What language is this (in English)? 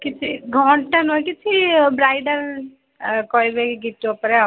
Odia